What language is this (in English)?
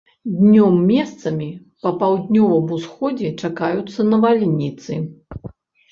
Belarusian